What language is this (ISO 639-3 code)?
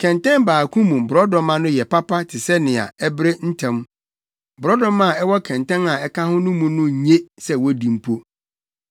aka